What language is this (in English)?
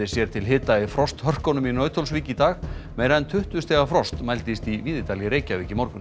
Icelandic